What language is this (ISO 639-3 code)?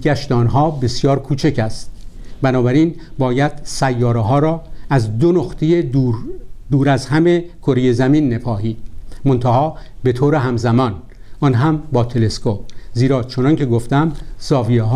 fas